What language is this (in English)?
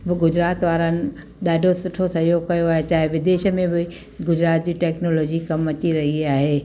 Sindhi